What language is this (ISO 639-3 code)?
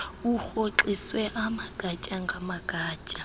xho